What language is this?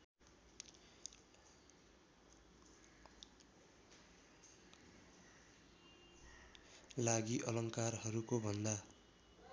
Nepali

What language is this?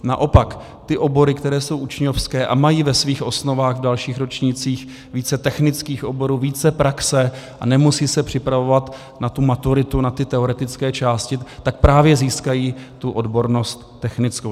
Czech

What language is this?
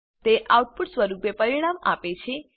Gujarati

